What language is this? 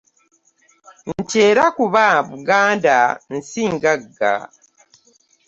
Ganda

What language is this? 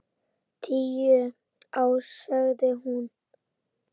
Icelandic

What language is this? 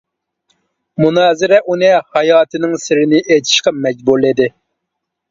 Uyghur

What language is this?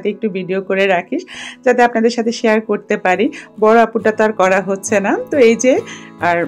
Bangla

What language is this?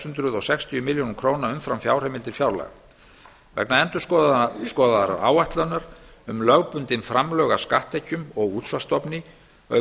Icelandic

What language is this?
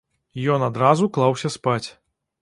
Belarusian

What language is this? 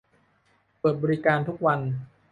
Thai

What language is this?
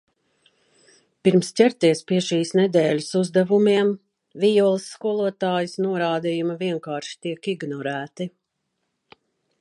Latvian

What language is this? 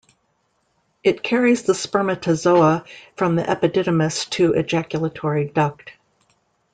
English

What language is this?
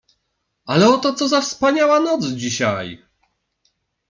Polish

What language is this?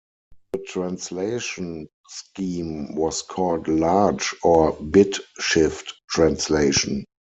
English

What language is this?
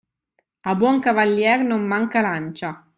Italian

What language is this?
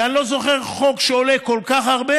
Hebrew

